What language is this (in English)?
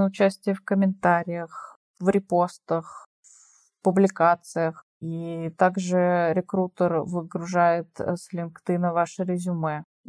Russian